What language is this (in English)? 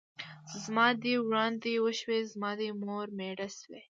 Pashto